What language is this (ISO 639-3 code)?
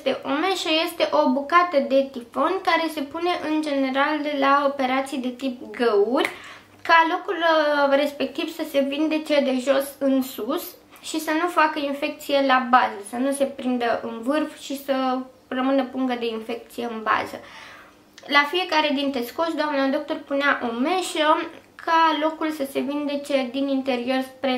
ron